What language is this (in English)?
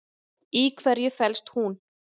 Icelandic